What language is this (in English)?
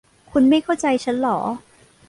Thai